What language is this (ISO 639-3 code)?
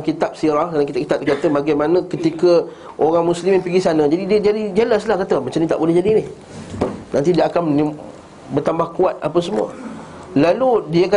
msa